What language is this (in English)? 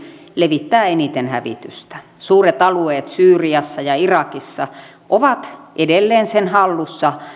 Finnish